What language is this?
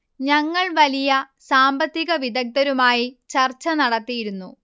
Malayalam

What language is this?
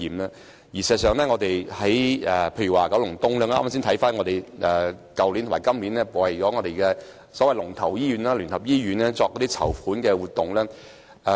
Cantonese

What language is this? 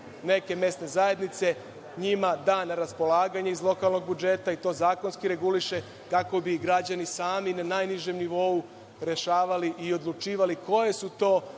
Serbian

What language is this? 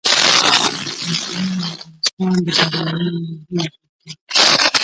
Pashto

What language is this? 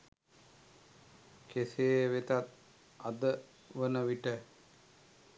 Sinhala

